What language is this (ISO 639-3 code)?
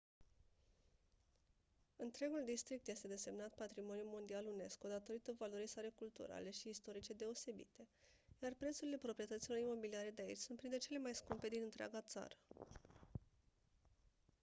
ron